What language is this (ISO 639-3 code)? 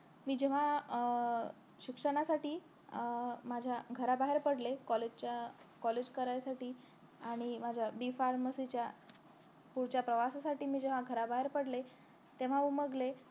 mar